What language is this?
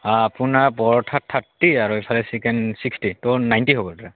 Assamese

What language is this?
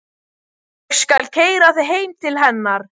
Icelandic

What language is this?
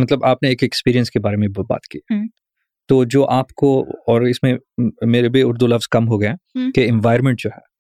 Urdu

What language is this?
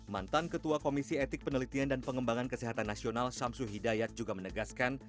Indonesian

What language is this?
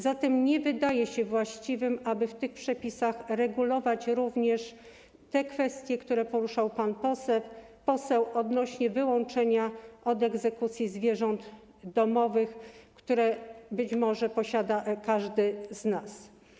Polish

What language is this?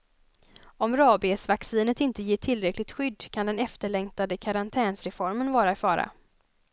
Swedish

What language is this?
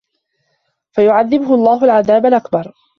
Arabic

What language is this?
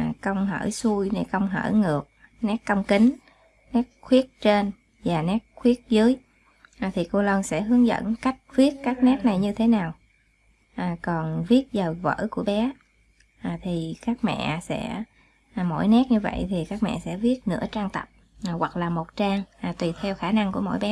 Vietnamese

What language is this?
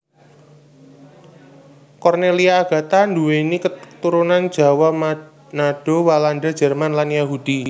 Javanese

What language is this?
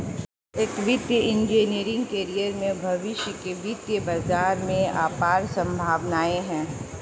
Hindi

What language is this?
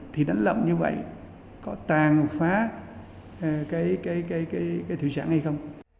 Vietnamese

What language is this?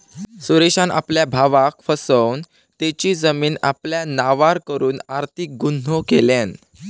Marathi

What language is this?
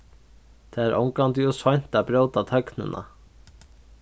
Faroese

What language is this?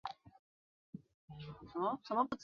Chinese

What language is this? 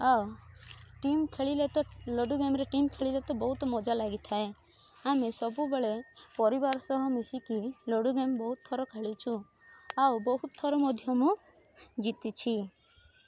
Odia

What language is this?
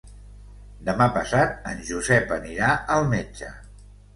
Catalan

